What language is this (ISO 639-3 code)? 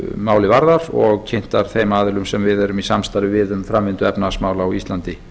isl